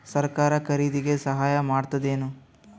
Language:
Kannada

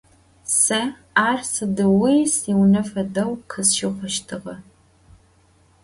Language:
Adyghe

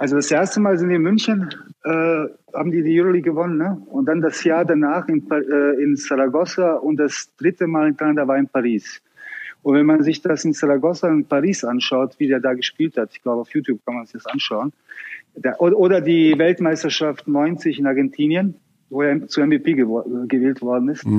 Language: German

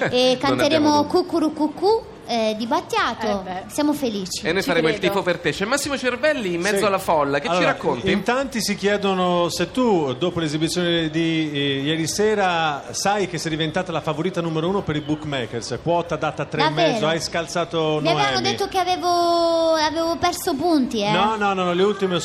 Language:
Italian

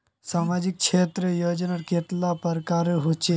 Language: Magahi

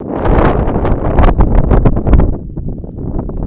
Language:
Russian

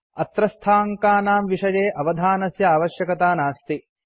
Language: Sanskrit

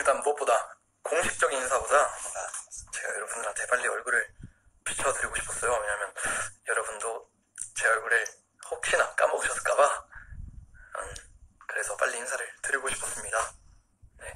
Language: Korean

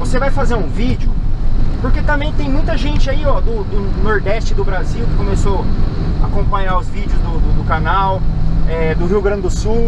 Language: Portuguese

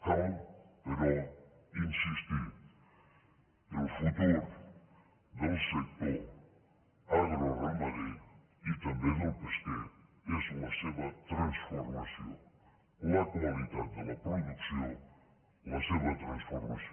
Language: Catalan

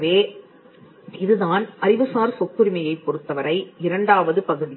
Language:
Tamil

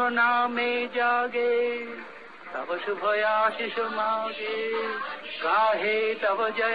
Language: Hindi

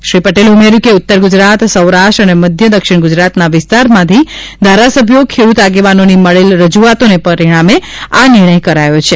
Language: Gujarati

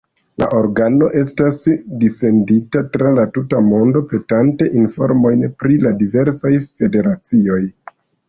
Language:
Esperanto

